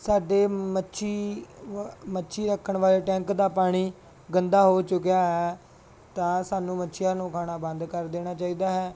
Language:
Punjabi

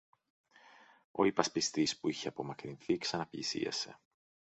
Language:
Greek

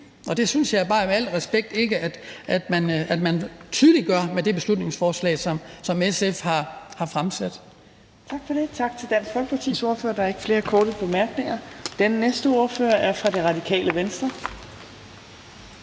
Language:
Danish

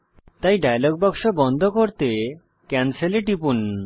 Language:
Bangla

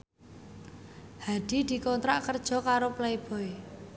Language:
Javanese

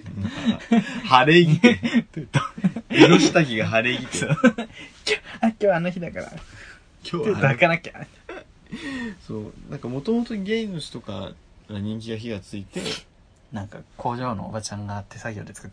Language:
Japanese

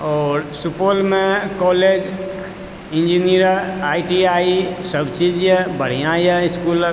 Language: Maithili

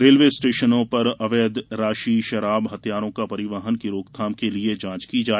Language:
Hindi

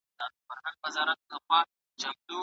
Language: Pashto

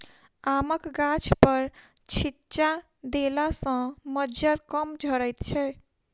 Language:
Maithili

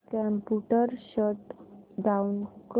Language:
Marathi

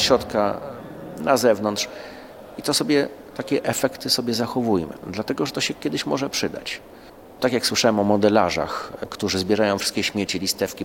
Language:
Polish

